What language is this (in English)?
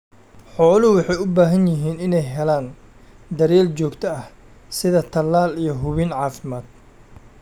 Somali